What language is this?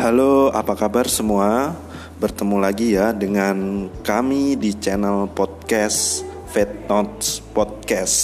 Indonesian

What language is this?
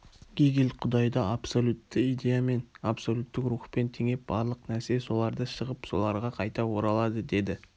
Kazakh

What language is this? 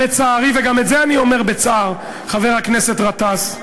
Hebrew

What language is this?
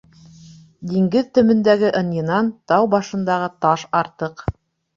Bashkir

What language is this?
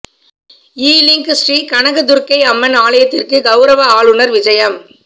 Tamil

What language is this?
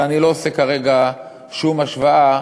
Hebrew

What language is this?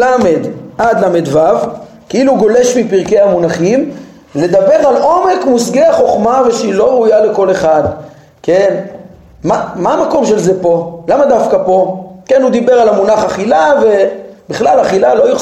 Hebrew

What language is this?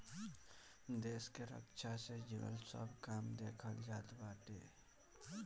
Bhojpuri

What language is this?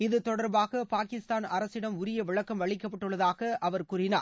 Tamil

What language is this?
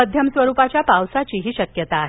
Marathi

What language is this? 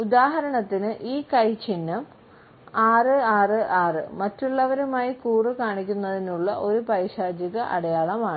Malayalam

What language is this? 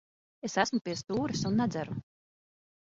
Latvian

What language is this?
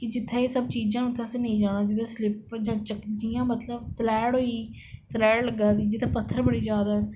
Dogri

